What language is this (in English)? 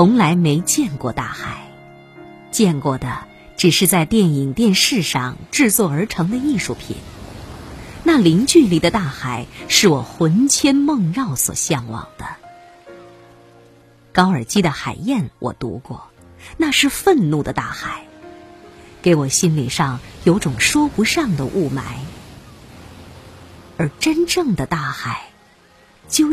Chinese